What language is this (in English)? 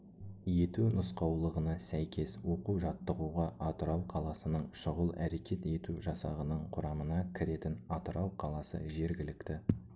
Kazakh